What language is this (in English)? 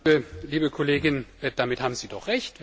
German